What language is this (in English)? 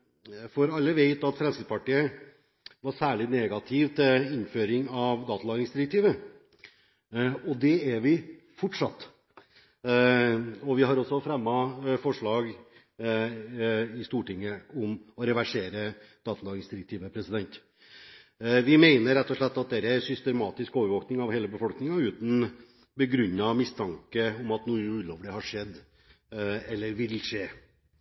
Norwegian Bokmål